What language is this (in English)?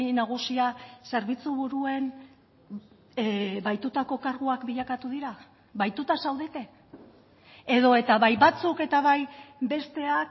Basque